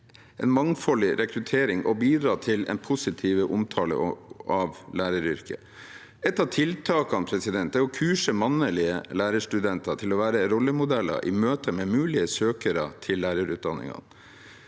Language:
Norwegian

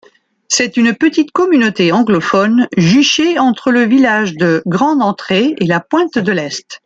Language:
French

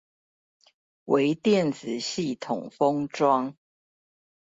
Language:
Chinese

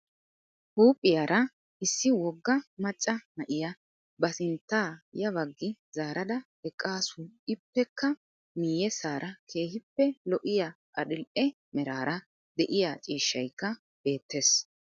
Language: Wolaytta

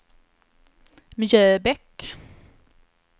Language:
Swedish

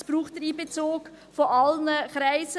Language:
Swiss German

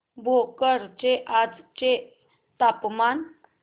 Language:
Marathi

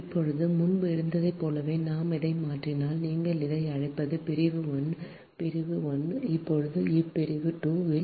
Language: Tamil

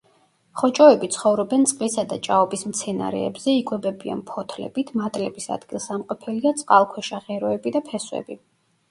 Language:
Georgian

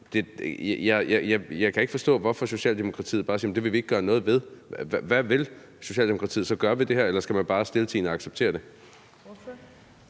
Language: Danish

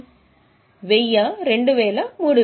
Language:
Telugu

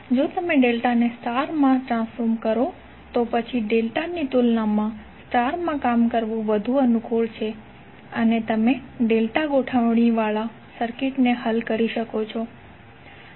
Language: Gujarati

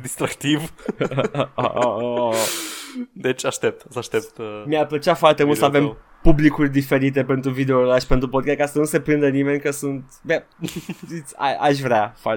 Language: Romanian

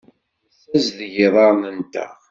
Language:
Kabyle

